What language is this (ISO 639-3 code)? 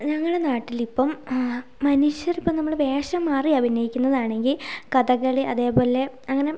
mal